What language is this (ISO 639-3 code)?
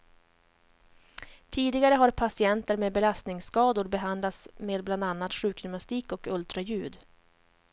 swe